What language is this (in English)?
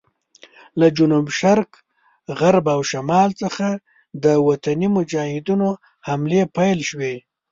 Pashto